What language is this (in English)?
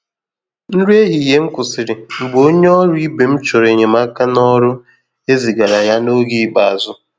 Igbo